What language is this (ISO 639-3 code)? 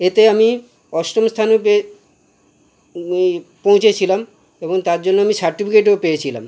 ben